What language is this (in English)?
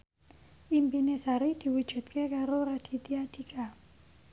Javanese